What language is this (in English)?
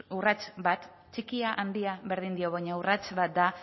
Basque